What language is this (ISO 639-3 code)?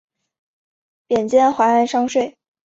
zho